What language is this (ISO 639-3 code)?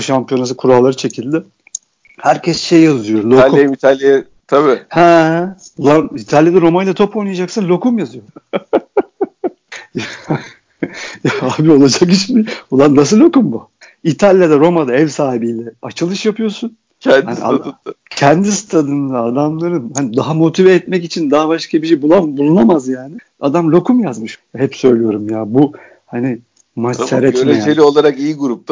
tur